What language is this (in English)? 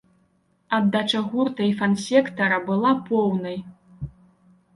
Belarusian